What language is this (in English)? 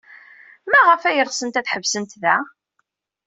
Kabyle